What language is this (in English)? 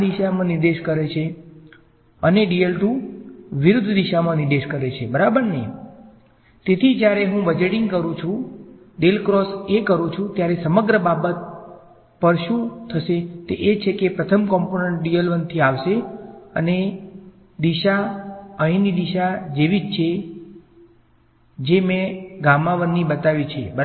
Gujarati